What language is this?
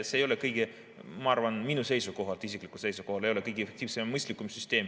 Estonian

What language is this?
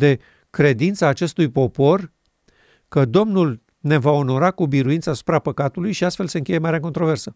Romanian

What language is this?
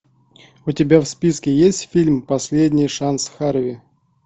Russian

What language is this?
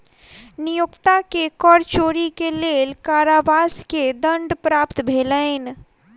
Maithili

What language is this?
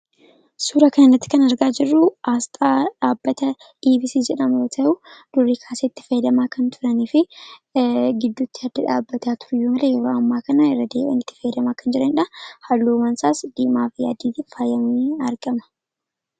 Oromo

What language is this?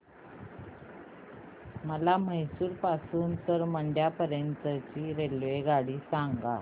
Marathi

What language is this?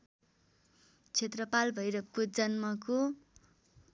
Nepali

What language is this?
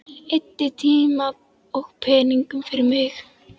Icelandic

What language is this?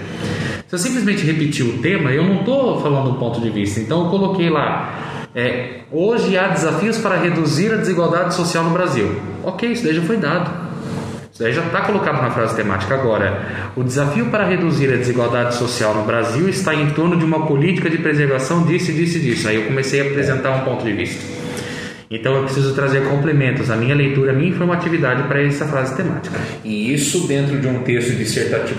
Portuguese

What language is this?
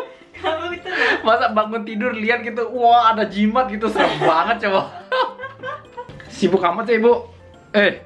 Indonesian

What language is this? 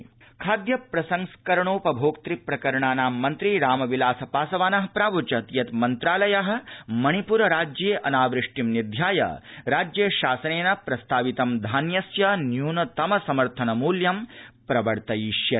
Sanskrit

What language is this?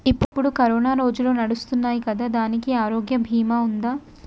Telugu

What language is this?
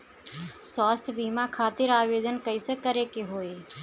Bhojpuri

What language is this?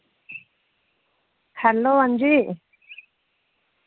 Dogri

